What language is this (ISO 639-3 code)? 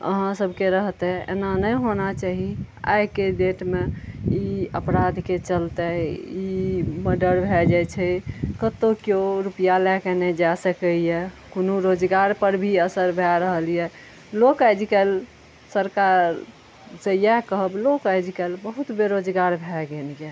mai